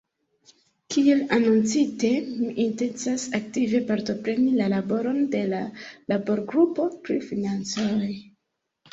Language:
Esperanto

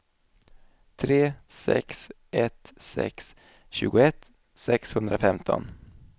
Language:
Swedish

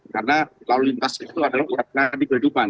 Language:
Indonesian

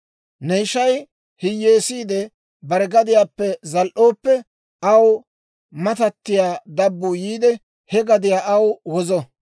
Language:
Dawro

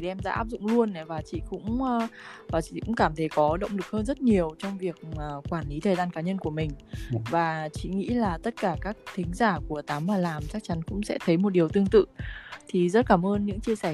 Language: Vietnamese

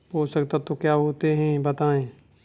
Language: Hindi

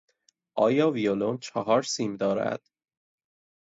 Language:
Persian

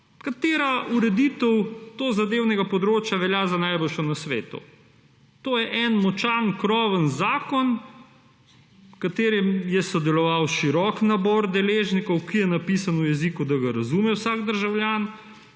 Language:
Slovenian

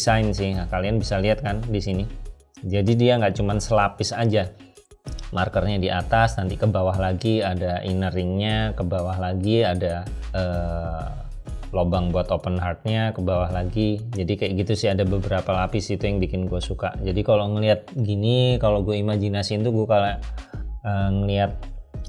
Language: Indonesian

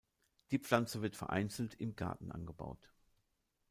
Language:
German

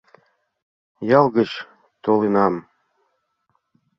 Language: Mari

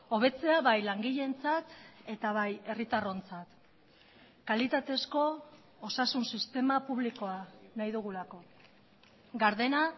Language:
Basque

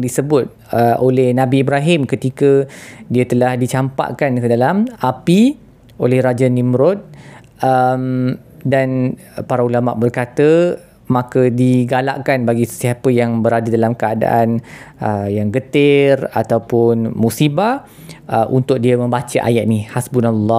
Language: Malay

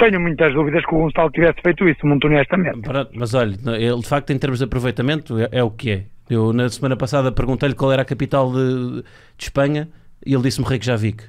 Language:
Portuguese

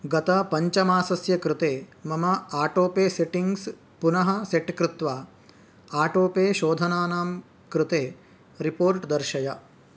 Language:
Sanskrit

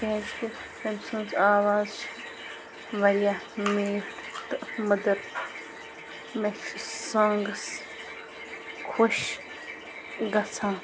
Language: Kashmiri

